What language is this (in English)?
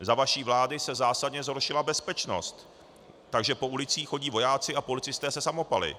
Czech